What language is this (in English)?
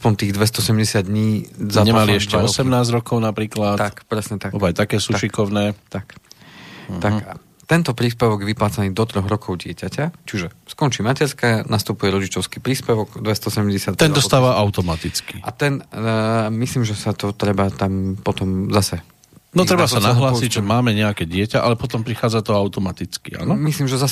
Slovak